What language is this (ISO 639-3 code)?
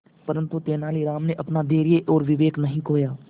hin